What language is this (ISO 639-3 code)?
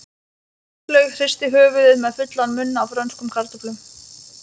isl